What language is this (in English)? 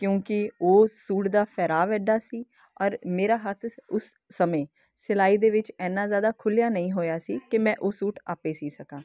Punjabi